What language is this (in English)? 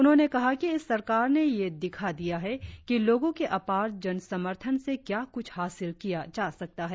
Hindi